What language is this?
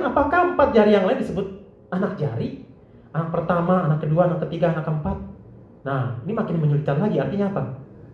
Indonesian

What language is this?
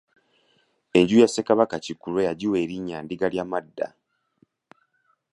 Ganda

